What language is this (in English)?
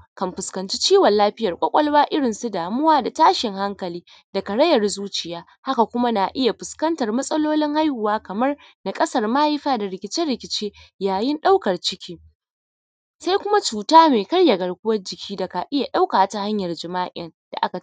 Hausa